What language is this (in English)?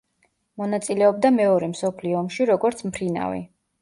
Georgian